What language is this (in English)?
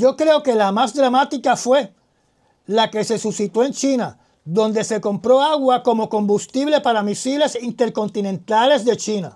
Spanish